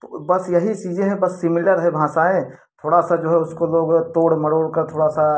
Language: Hindi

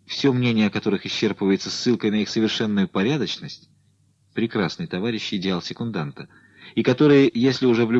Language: Russian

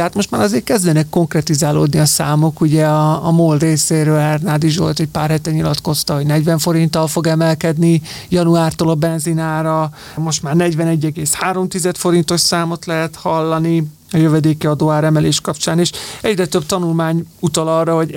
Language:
Hungarian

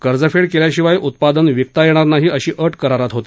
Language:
Marathi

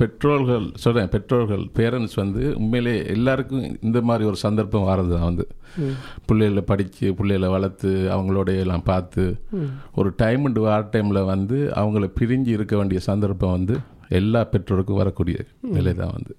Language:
Tamil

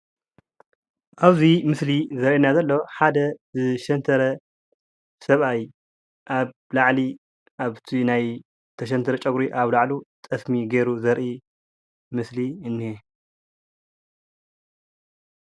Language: Tigrinya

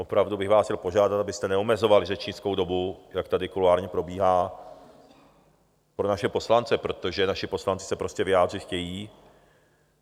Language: Czech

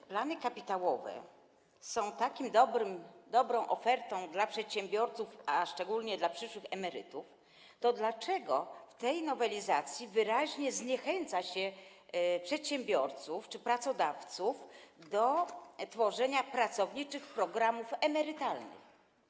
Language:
Polish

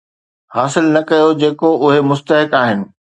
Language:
Sindhi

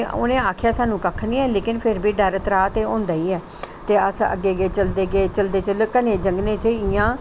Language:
Dogri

